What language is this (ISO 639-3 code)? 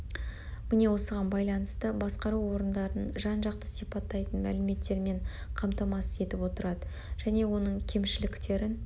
kaz